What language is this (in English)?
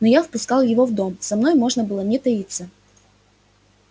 Russian